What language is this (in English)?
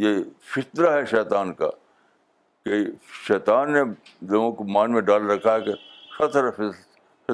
Urdu